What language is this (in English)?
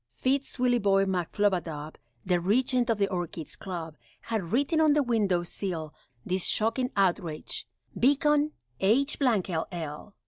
English